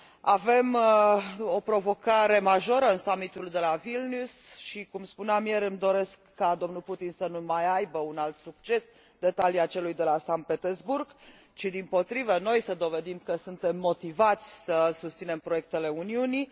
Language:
Romanian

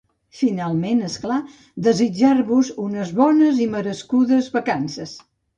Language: Catalan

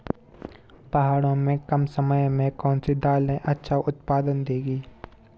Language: Hindi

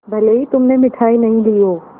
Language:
Hindi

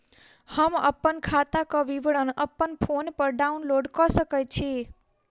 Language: Maithili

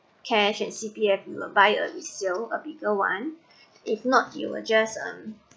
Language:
English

